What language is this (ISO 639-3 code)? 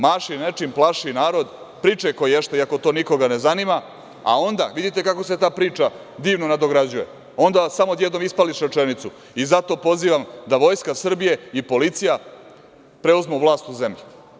srp